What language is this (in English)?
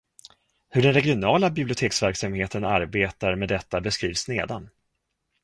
Swedish